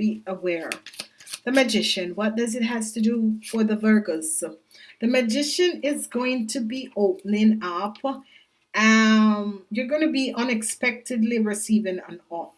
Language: English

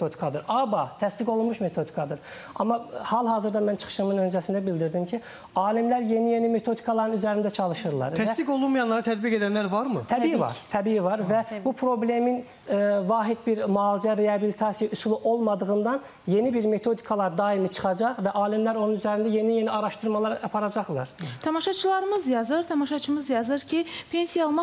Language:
Turkish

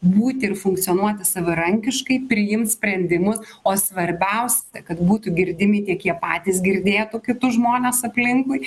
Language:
Lithuanian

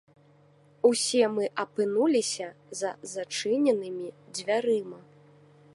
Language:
Belarusian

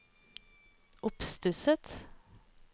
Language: Norwegian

